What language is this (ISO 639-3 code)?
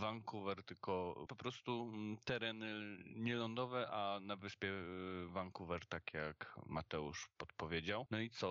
pol